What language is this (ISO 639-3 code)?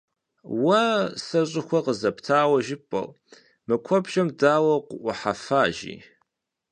kbd